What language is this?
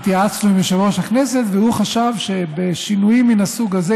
Hebrew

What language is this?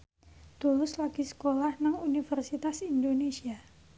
Javanese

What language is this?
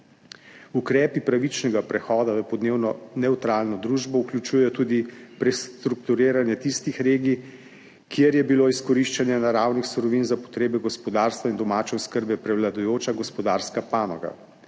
Slovenian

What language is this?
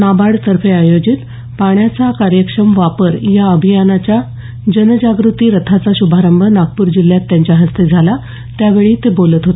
Marathi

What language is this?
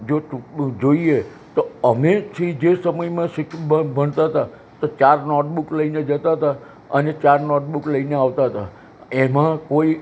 Gujarati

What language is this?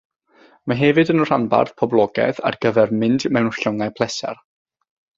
Welsh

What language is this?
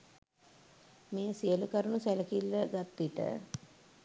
Sinhala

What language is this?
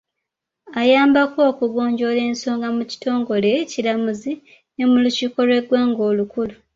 Ganda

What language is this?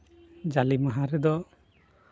Santali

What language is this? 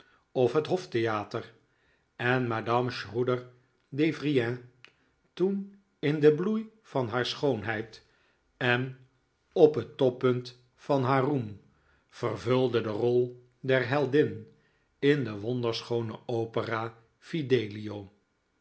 Dutch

